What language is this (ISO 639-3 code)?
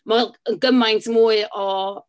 cym